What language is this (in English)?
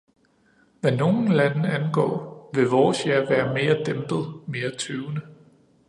Danish